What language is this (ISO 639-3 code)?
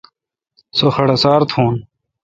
xka